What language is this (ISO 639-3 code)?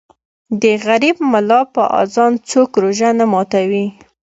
pus